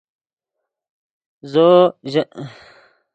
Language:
Yidgha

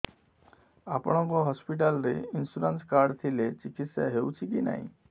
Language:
Odia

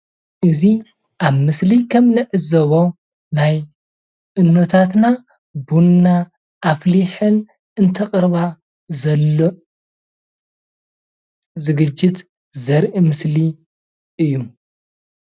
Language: Tigrinya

